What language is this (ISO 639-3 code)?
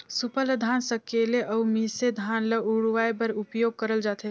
hne